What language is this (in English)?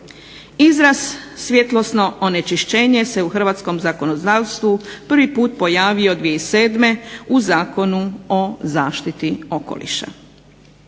Croatian